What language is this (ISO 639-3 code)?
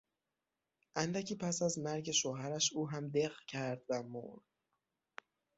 fas